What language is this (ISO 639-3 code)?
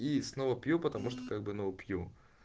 rus